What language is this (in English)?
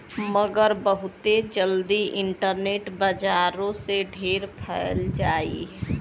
Bhojpuri